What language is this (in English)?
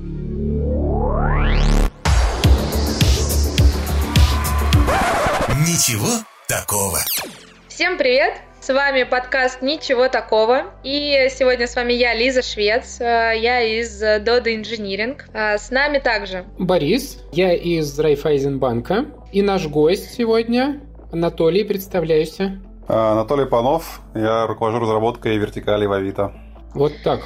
Russian